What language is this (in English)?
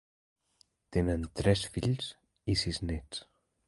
Catalan